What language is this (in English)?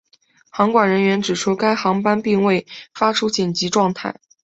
Chinese